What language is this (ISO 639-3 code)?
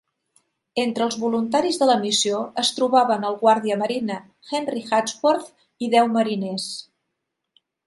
cat